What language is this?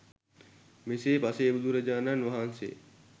Sinhala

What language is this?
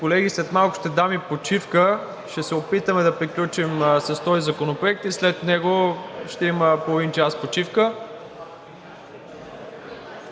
Bulgarian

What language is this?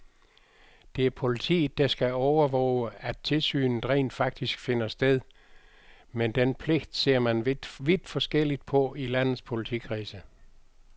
Danish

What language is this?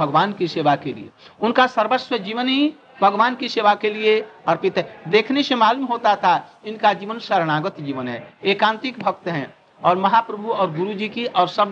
Hindi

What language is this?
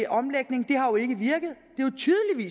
Danish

